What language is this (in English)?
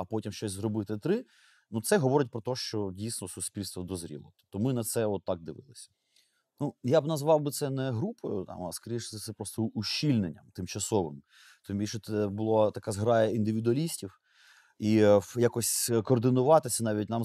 Ukrainian